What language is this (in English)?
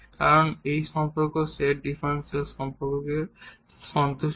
Bangla